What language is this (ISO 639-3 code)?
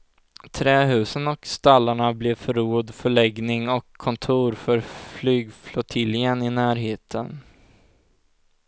swe